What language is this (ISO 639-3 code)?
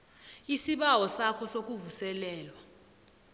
nbl